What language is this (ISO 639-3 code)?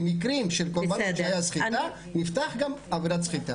heb